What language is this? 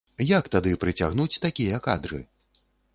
Belarusian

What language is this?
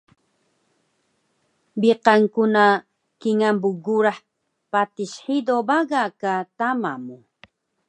Taroko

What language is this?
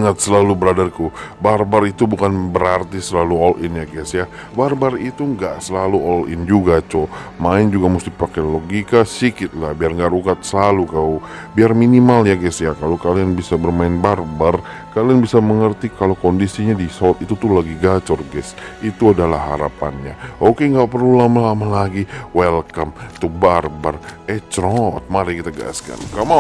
Indonesian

